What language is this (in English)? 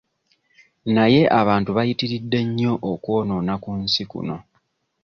Ganda